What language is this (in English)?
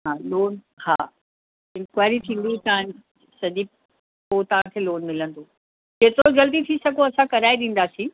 Sindhi